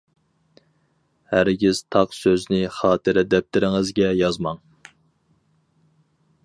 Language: Uyghur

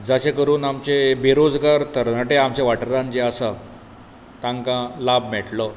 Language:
Konkani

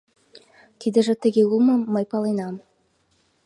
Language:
Mari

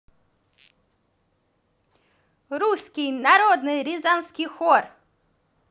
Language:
Russian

